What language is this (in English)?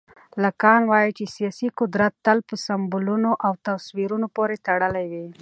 Pashto